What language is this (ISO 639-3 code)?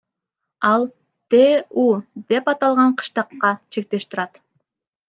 kir